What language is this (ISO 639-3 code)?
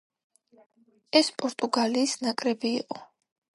kat